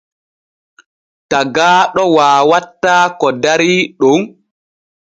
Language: Borgu Fulfulde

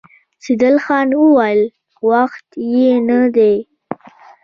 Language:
Pashto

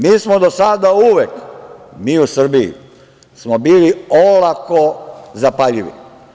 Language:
Serbian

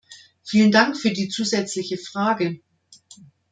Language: German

